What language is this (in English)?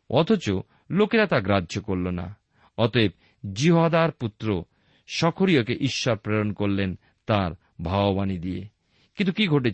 Bangla